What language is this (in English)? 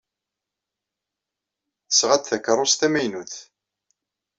Kabyle